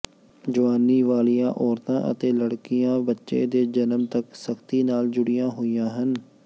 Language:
Punjabi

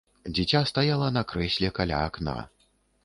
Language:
Belarusian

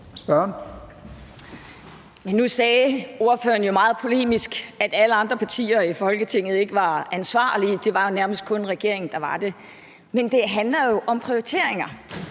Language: Danish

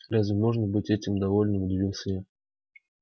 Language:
Russian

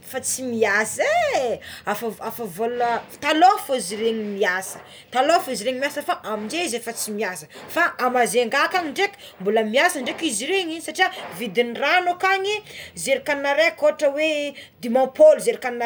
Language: Tsimihety Malagasy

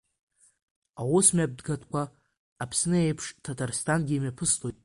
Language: Abkhazian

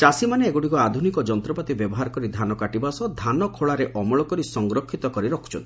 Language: Odia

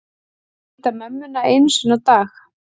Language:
Icelandic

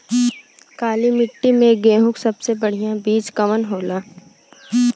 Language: Bhojpuri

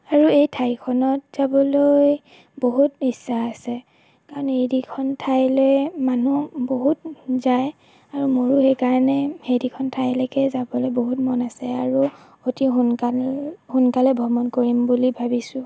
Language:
Assamese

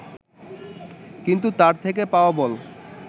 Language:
Bangla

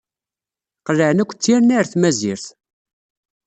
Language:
Kabyle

